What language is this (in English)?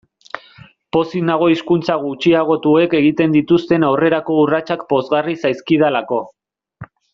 Basque